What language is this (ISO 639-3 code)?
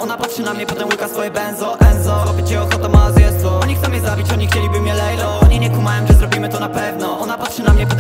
pol